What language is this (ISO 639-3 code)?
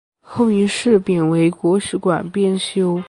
zho